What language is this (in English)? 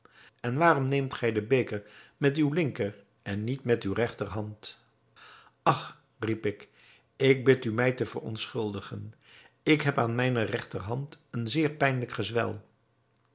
Dutch